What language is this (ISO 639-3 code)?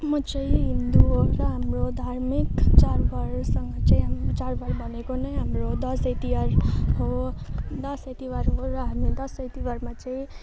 nep